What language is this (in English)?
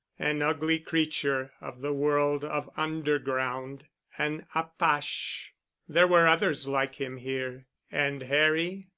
English